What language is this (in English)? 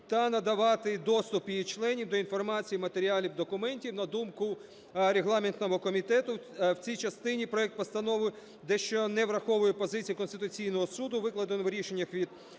Ukrainian